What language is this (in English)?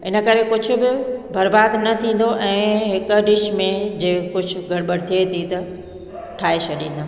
Sindhi